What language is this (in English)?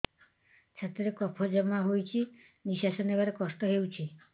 Odia